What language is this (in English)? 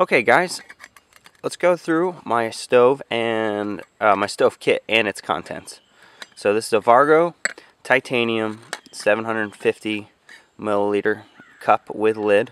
English